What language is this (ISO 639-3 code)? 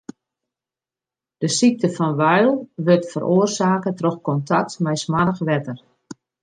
fry